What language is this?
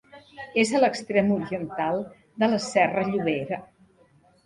Catalan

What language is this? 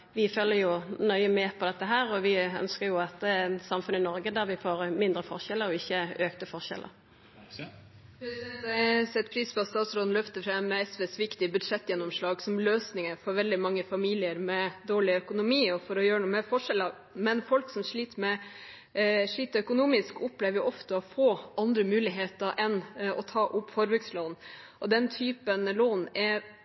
Norwegian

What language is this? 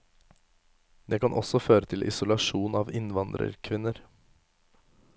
Norwegian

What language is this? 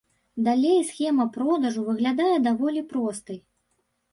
Belarusian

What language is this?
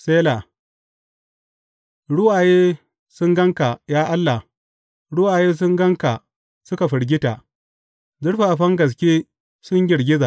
Hausa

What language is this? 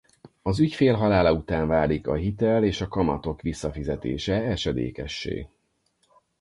Hungarian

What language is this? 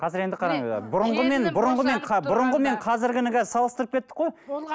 Kazakh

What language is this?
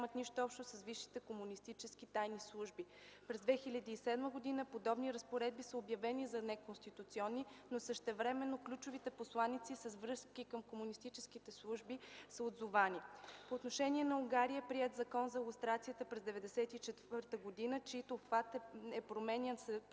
Bulgarian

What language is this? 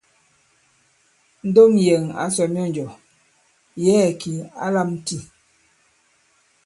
Bankon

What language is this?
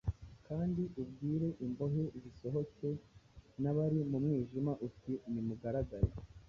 Kinyarwanda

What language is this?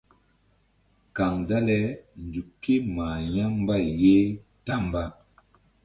Mbum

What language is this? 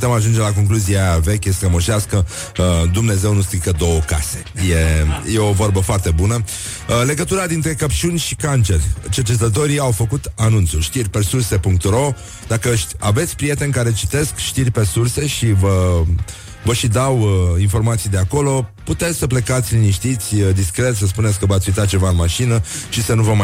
Romanian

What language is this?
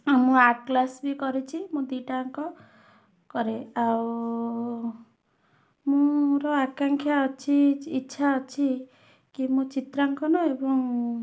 Odia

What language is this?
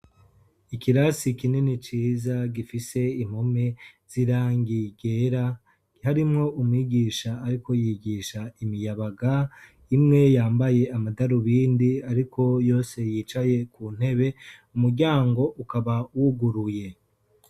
Rundi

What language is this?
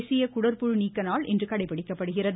Tamil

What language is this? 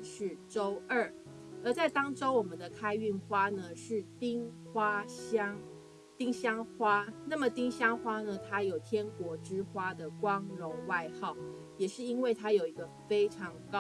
Chinese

